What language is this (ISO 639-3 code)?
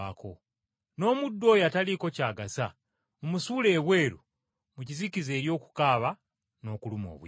lug